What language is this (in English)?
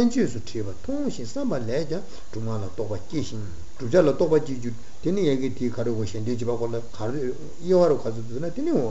Italian